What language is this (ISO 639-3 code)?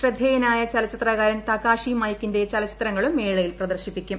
mal